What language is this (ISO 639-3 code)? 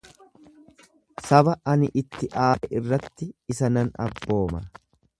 orm